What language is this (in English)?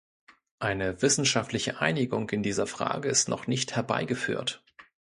German